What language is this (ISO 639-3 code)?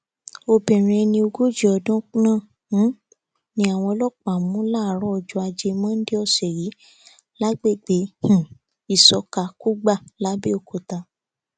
yor